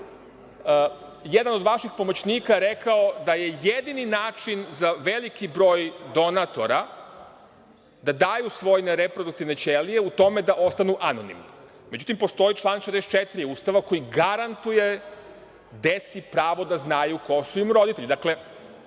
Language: Serbian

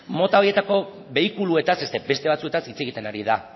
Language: Basque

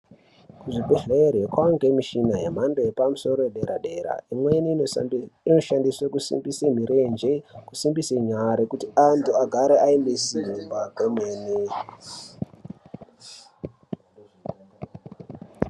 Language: Ndau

